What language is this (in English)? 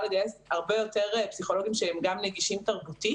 Hebrew